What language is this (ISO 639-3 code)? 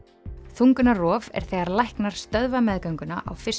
isl